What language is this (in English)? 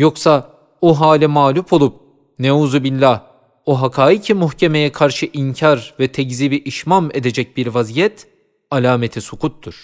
Turkish